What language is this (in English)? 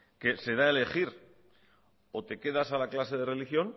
Spanish